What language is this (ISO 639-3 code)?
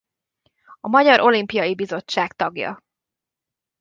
hun